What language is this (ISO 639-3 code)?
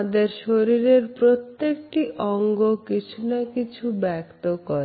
ben